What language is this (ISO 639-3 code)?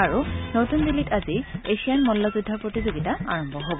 asm